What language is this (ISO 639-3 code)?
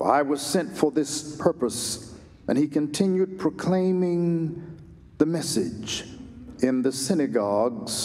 eng